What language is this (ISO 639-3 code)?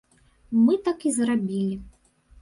bel